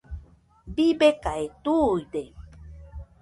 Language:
Nüpode Huitoto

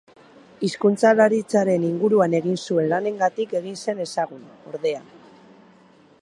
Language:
Basque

